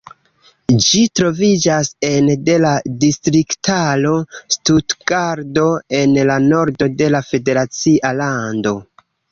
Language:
Esperanto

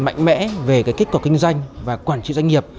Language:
Vietnamese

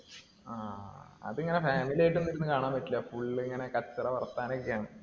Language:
Malayalam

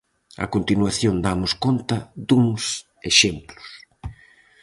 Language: Galician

